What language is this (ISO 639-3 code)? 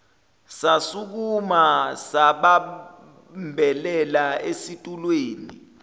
zul